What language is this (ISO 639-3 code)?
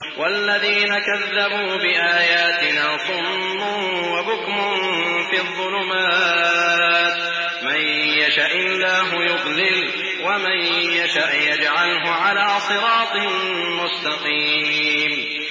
ara